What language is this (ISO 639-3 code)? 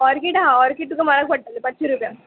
kok